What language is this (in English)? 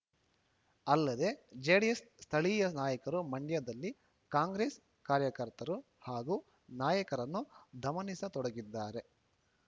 Kannada